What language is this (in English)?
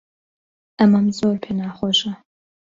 Central Kurdish